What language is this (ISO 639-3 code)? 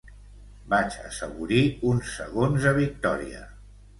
cat